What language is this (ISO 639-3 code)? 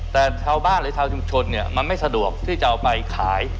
tha